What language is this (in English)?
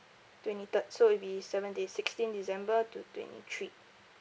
English